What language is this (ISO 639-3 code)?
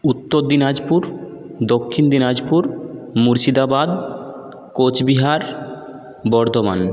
ben